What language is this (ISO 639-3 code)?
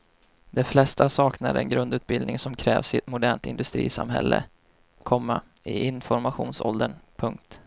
swe